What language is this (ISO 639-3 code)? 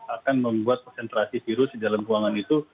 ind